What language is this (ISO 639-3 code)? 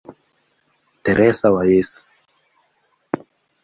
swa